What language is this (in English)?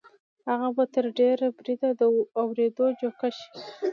Pashto